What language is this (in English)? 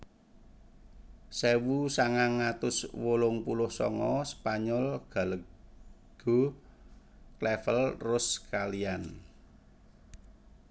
Javanese